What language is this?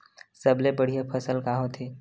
Chhattisgarhi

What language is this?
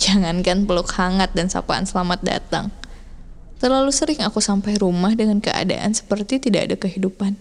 Indonesian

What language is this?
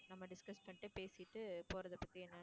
Tamil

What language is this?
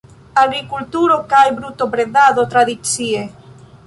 Esperanto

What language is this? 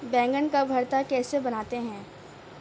Urdu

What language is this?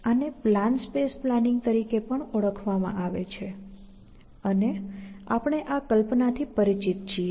Gujarati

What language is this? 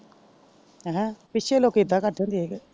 Punjabi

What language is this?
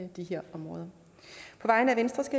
Danish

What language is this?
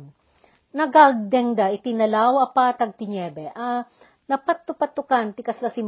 Filipino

